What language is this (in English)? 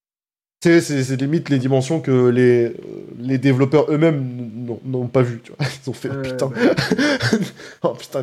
French